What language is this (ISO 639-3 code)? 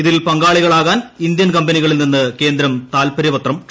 mal